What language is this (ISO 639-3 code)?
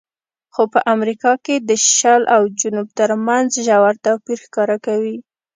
pus